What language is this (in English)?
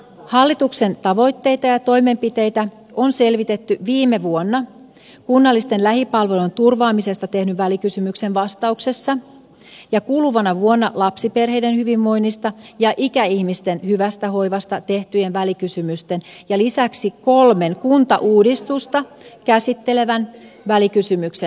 Finnish